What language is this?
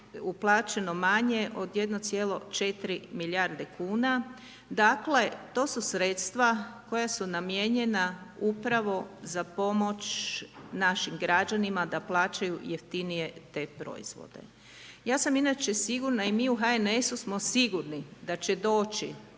Croatian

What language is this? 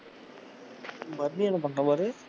Tamil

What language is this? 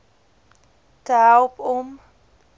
Afrikaans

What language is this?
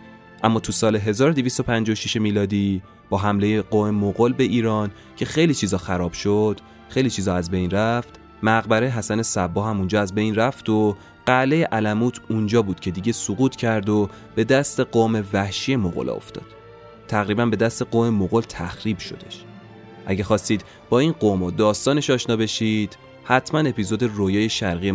Persian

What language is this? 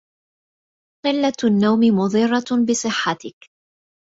Arabic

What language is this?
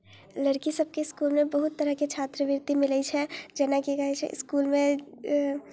Maithili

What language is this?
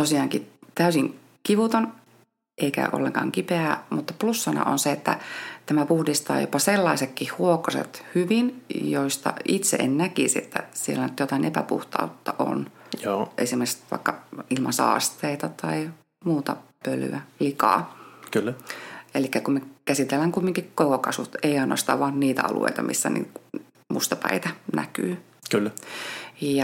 Finnish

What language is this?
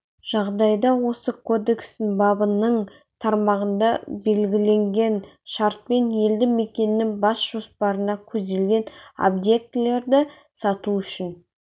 Kazakh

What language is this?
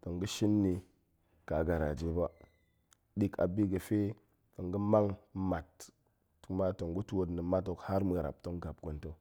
Goemai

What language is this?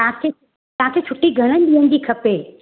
Sindhi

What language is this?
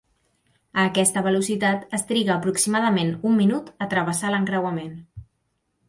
Catalan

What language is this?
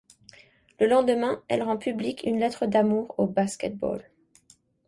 French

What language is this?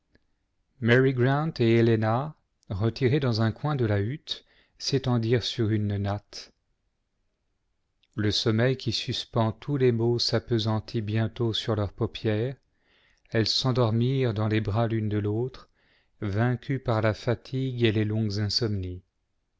French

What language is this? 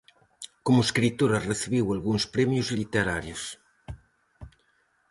Galician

